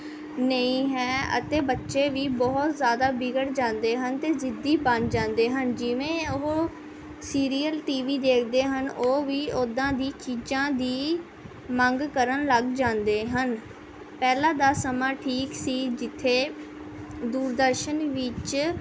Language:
Punjabi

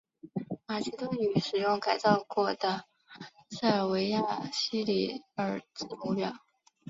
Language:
Chinese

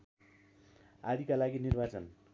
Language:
Nepali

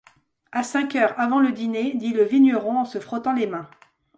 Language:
French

